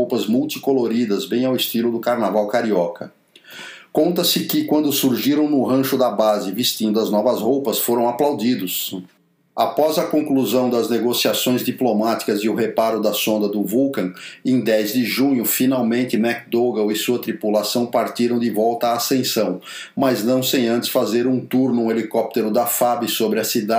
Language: Portuguese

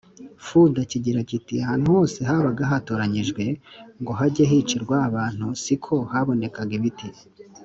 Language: Kinyarwanda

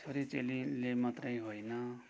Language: Nepali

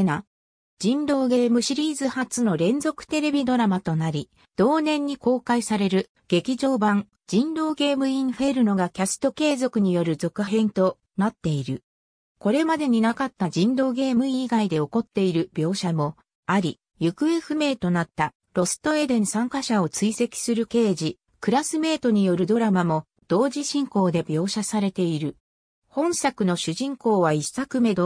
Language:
Japanese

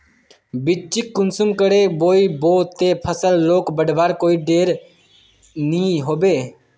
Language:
Magahi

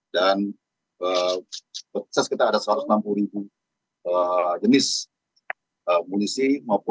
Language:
Indonesian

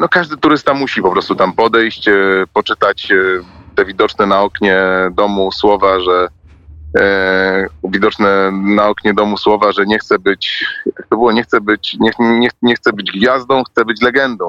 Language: Polish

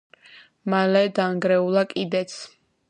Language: Georgian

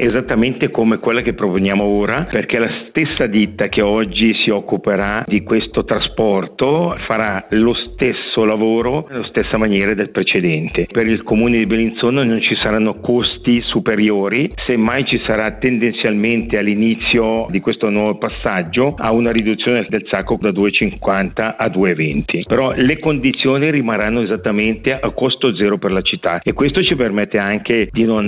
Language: Italian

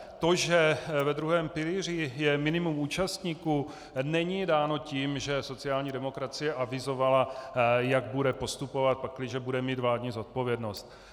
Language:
Czech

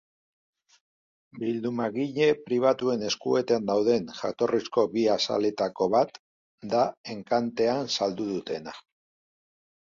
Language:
Basque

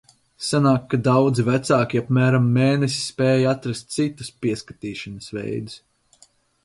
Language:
Latvian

